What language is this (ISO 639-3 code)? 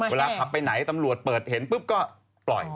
tha